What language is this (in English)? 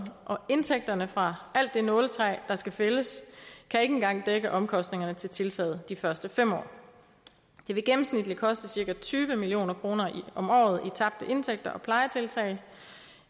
Danish